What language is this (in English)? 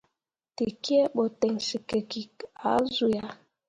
Mundang